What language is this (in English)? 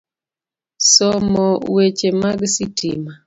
Luo (Kenya and Tanzania)